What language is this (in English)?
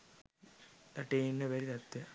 Sinhala